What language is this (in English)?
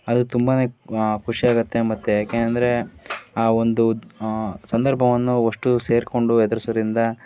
Kannada